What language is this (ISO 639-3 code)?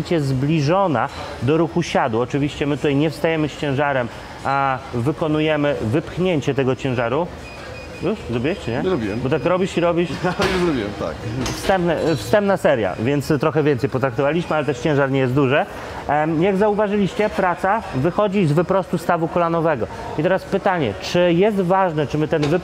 pol